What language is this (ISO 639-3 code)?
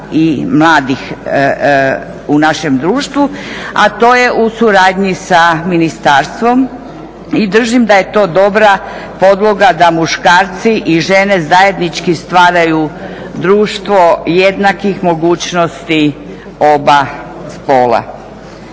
hrv